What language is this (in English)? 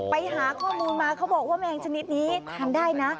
Thai